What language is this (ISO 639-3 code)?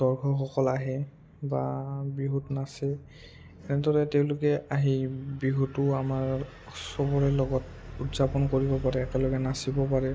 asm